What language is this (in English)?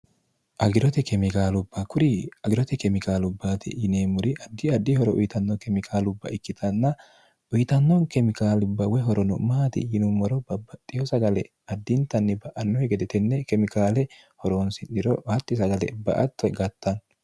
Sidamo